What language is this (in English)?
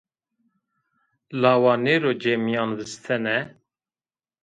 Zaza